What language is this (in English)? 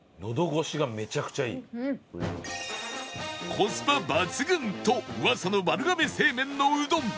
Japanese